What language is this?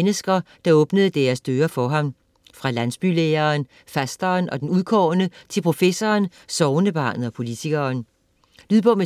Danish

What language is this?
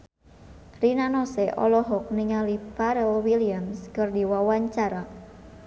Sundanese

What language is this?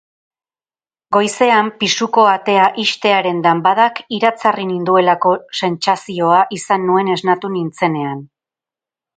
Basque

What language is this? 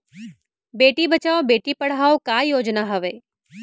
Chhattisgarhi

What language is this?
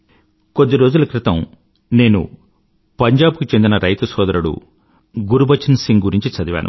Telugu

